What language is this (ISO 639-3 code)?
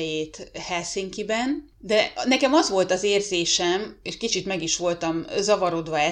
hun